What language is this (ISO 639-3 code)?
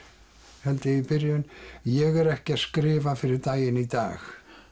isl